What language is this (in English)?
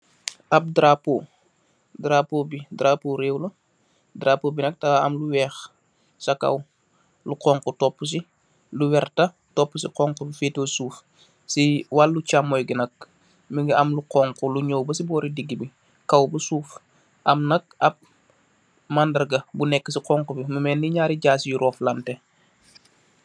Wolof